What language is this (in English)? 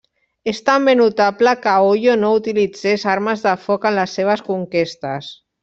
Catalan